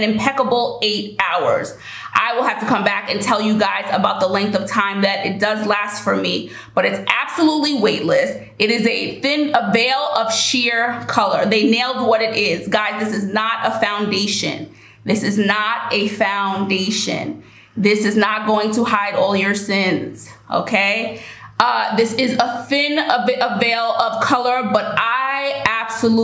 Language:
English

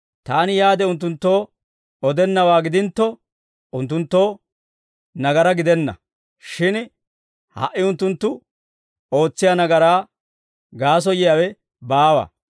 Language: Dawro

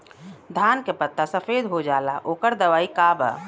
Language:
Bhojpuri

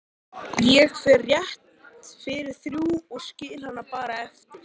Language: Icelandic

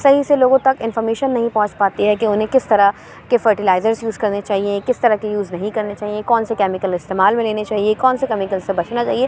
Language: Urdu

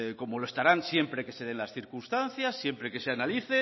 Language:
Spanish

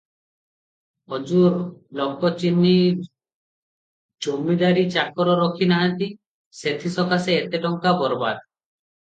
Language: Odia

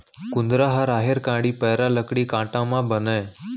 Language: Chhattisgarhi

